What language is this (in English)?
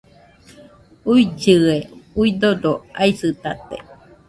Nüpode Huitoto